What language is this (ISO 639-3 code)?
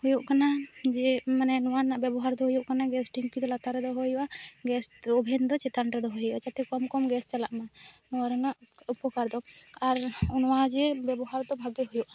sat